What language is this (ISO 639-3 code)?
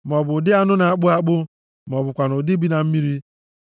ibo